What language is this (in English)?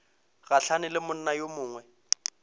Northern Sotho